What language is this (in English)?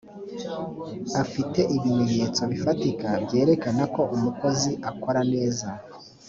Kinyarwanda